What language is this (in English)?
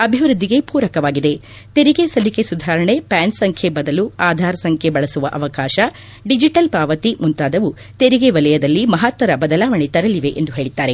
Kannada